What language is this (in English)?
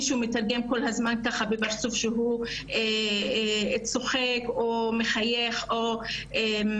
Hebrew